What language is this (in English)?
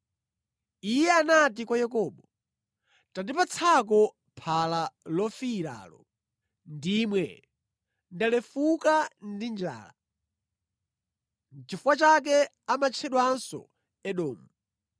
Nyanja